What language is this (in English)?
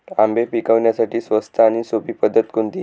Marathi